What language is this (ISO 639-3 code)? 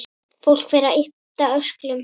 isl